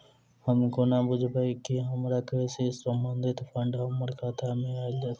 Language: Maithili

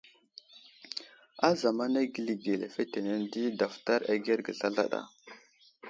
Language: Wuzlam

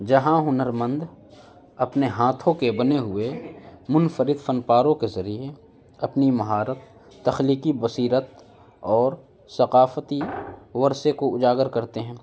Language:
Urdu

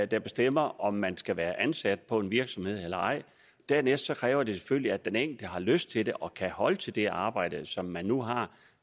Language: Danish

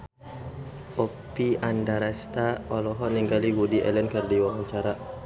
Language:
Sundanese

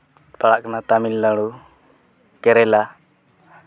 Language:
Santali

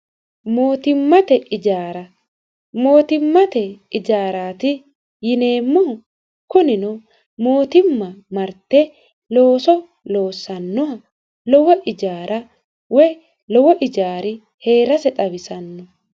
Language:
Sidamo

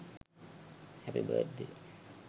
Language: Sinhala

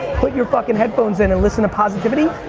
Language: English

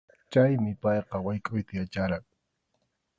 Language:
Arequipa-La Unión Quechua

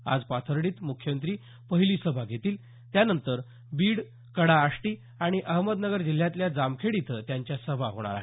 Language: Marathi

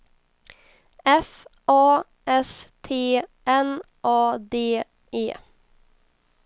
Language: Swedish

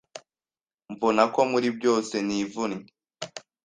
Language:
Kinyarwanda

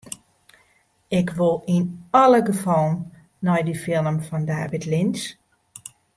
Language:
Western Frisian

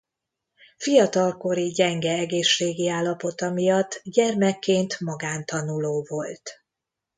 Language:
Hungarian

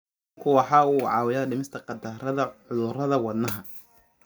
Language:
Somali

